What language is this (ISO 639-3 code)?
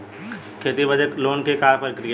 bho